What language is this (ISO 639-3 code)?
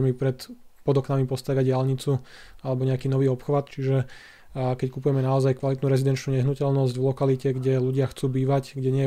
slk